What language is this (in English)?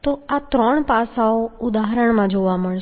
Gujarati